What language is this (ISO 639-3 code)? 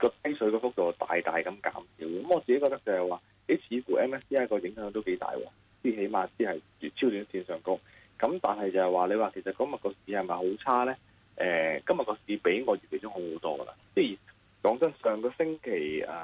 zho